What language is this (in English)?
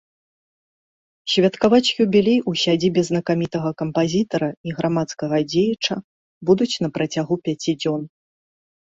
Belarusian